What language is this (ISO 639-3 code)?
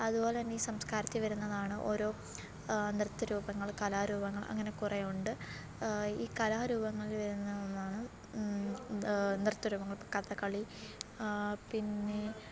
mal